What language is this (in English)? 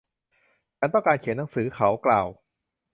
Thai